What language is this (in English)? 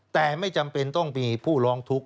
Thai